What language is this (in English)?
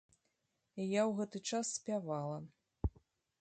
Belarusian